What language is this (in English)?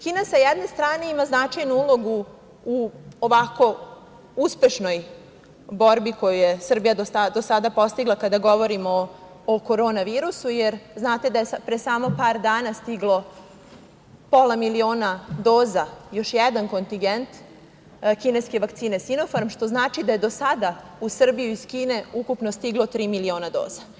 Serbian